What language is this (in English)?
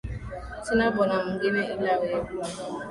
Swahili